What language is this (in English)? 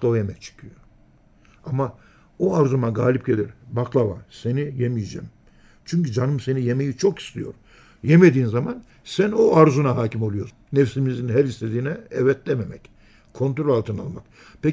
Turkish